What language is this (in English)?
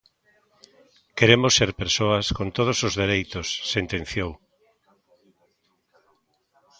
Galician